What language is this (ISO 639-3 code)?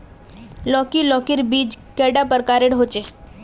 mag